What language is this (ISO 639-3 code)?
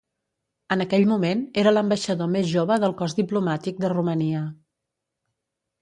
cat